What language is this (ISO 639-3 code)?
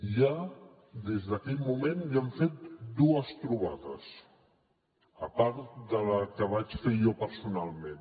cat